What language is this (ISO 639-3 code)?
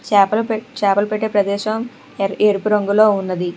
tel